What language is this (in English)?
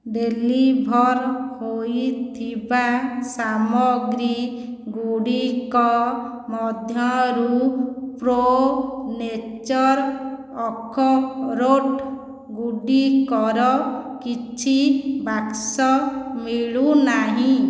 Odia